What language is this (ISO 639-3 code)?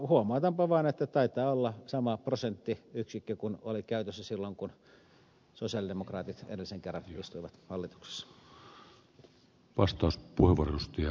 fin